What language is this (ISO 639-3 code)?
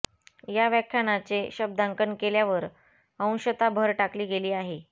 mar